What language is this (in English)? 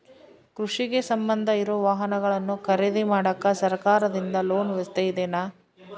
Kannada